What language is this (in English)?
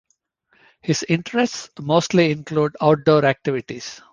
English